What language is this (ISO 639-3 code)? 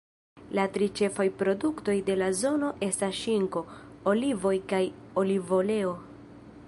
epo